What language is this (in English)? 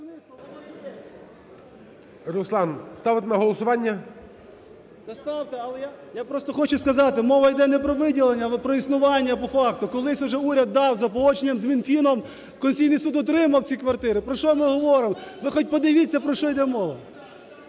Ukrainian